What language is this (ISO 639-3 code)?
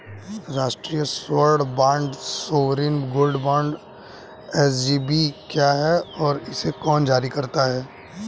hin